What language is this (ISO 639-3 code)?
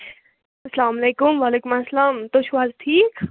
kas